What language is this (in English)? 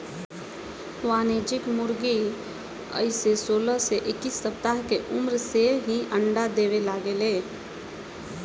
Bhojpuri